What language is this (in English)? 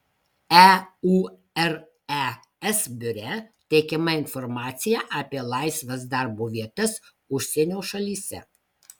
Lithuanian